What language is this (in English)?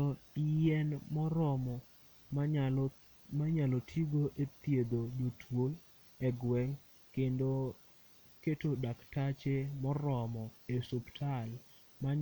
Luo (Kenya and Tanzania)